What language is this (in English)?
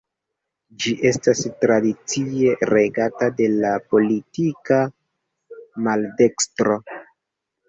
Esperanto